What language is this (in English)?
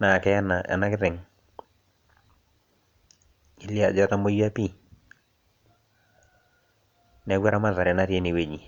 Masai